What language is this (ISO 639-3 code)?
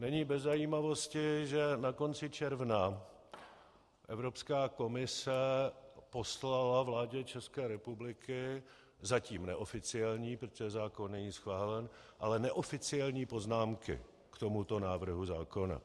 ces